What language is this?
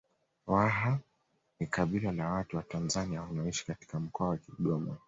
Swahili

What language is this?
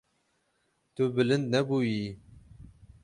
Kurdish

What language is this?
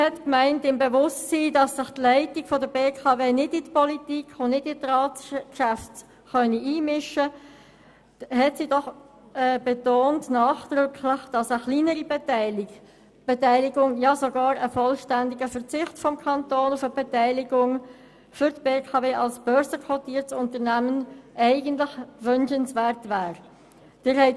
Swiss German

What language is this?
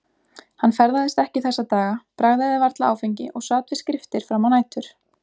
Icelandic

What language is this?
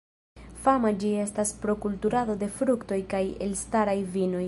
Esperanto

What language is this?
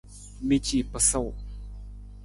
Nawdm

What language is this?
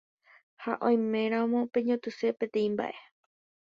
Guarani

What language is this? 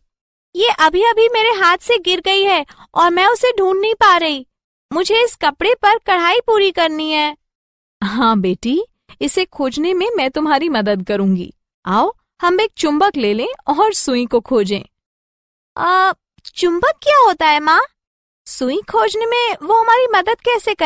Hindi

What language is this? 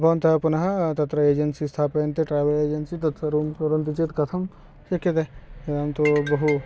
Sanskrit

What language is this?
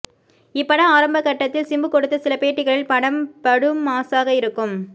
Tamil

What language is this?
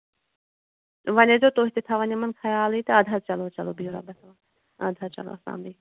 Kashmiri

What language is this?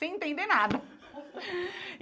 Portuguese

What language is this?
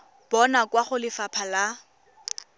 Tswana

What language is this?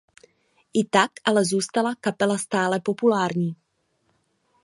Czech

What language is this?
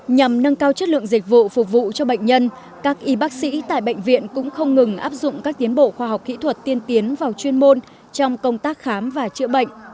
Vietnamese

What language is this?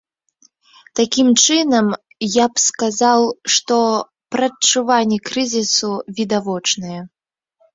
Belarusian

